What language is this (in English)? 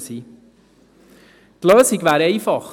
Swiss German